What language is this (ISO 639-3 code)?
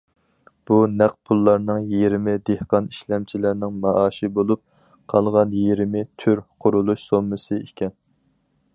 uig